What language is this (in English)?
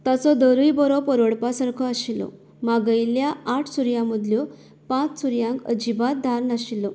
Konkani